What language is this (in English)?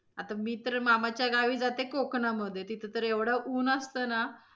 Marathi